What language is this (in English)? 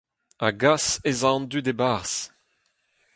Breton